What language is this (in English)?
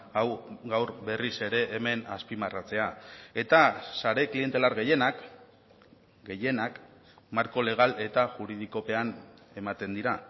Basque